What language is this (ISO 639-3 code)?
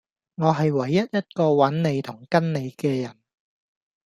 yue